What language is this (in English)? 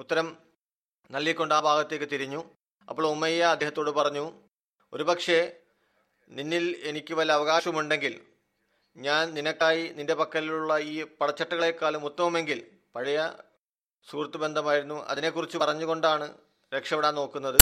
Malayalam